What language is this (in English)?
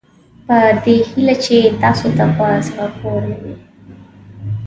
Pashto